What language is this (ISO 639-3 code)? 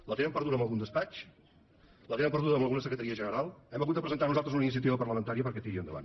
cat